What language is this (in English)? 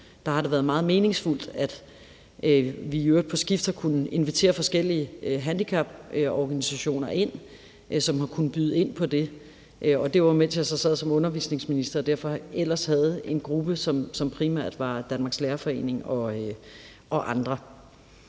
Danish